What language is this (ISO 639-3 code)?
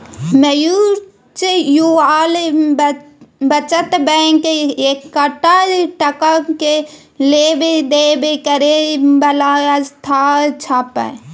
mai